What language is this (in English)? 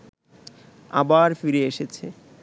Bangla